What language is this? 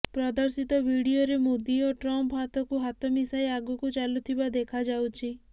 Odia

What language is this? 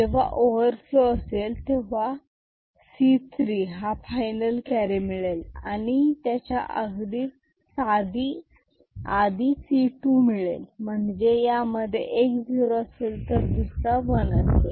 Marathi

